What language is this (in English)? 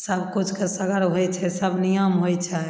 Maithili